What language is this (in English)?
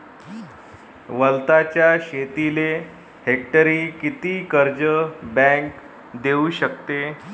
Marathi